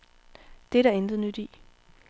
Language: Danish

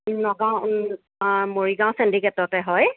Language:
Assamese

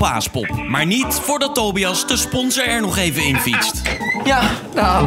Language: Dutch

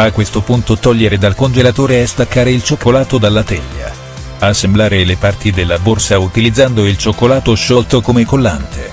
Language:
Italian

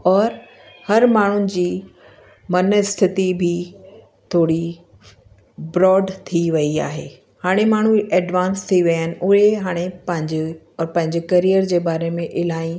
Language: Sindhi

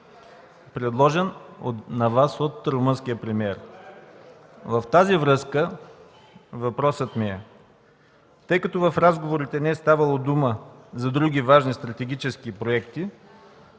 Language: Bulgarian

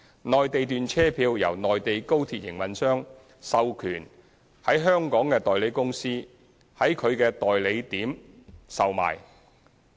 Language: Cantonese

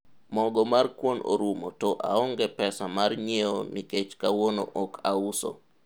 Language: Luo (Kenya and Tanzania)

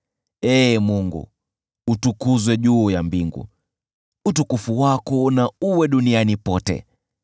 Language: Swahili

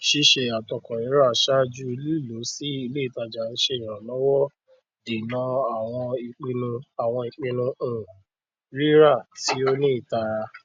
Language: Yoruba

